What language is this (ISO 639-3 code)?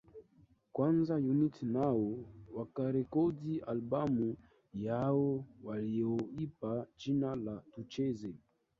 swa